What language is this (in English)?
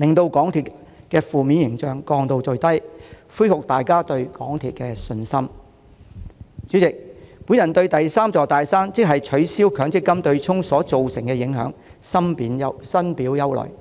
Cantonese